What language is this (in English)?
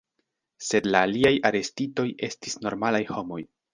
Esperanto